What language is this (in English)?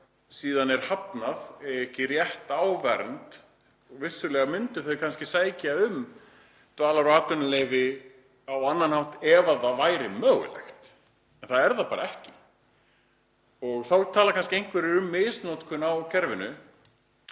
Icelandic